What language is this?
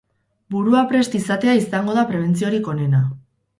Basque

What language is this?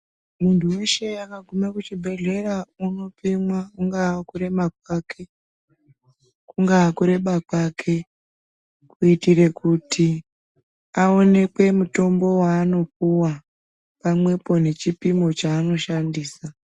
Ndau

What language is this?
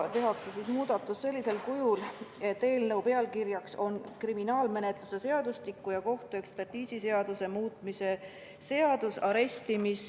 Estonian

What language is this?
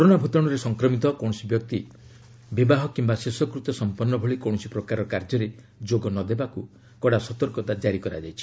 Odia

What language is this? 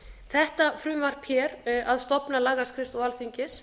Icelandic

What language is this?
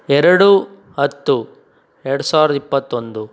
Kannada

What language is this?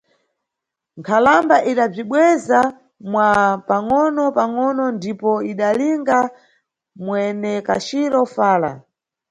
Nyungwe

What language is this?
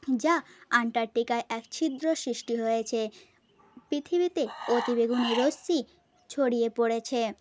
Bangla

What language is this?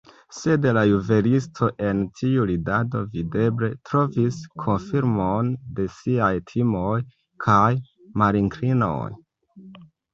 Esperanto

